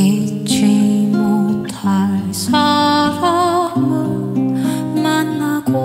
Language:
Korean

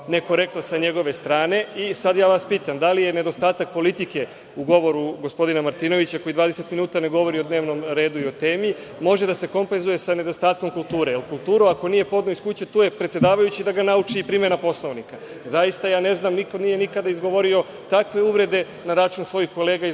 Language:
Serbian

